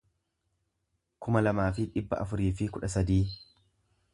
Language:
Oromo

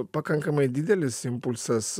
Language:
Lithuanian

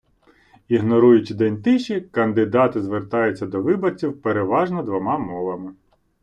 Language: Ukrainian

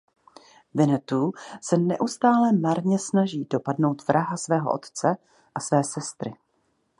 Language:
Czech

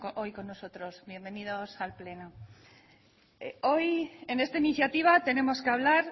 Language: Spanish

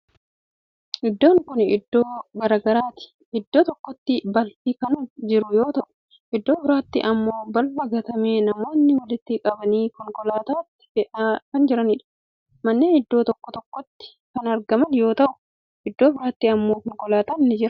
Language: Oromo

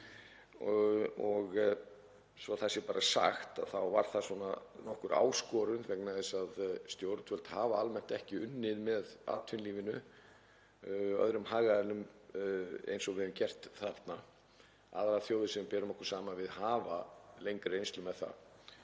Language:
Icelandic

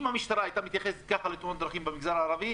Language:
Hebrew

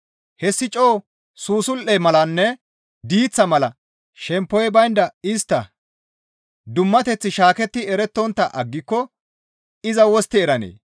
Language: Gamo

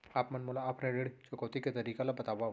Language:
Chhattisgarhi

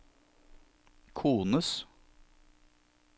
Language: Norwegian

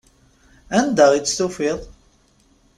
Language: Kabyle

